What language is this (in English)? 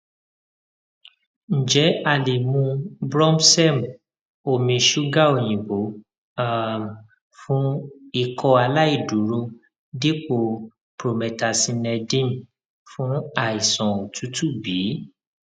Yoruba